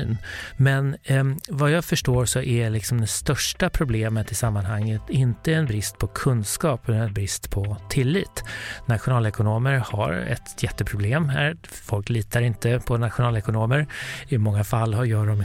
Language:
Swedish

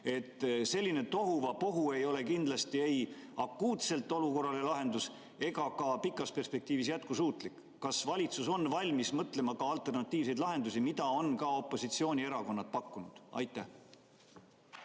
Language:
Estonian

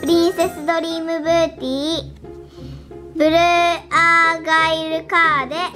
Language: Japanese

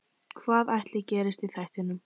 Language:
Icelandic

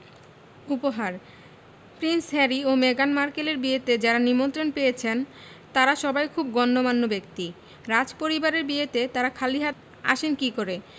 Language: Bangla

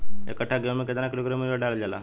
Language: Bhojpuri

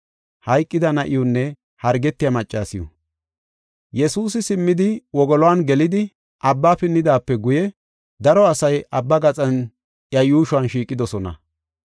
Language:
Gofa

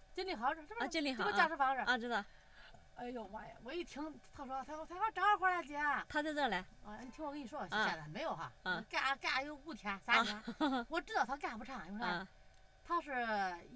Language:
Chinese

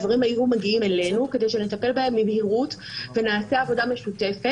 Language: Hebrew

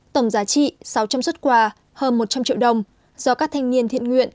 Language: Vietnamese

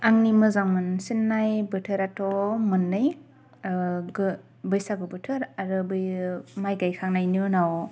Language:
Bodo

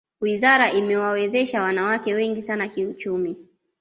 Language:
Swahili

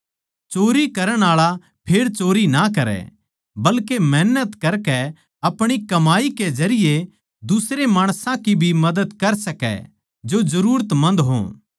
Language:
Haryanvi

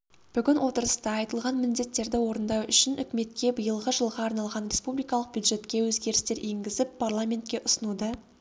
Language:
Kazakh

